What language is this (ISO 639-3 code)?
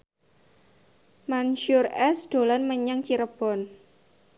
jav